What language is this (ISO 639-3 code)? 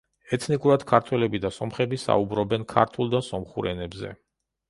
kat